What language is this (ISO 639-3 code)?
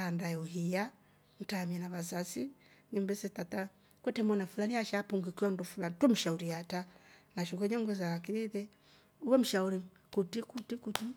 rof